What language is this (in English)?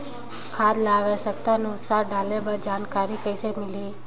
Chhattisgarhi